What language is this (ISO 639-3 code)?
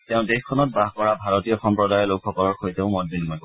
asm